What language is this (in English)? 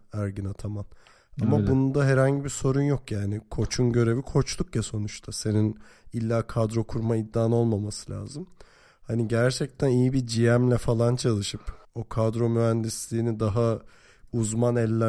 Turkish